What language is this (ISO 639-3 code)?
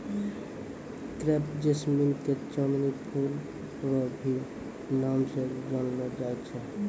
mai